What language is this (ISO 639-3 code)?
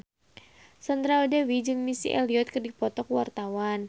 sun